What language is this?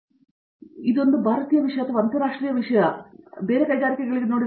Kannada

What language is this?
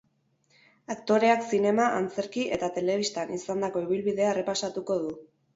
Basque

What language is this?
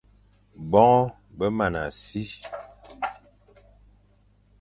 Fang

